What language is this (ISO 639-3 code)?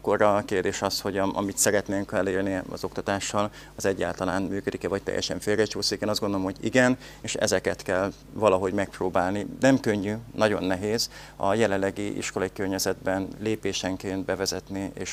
hun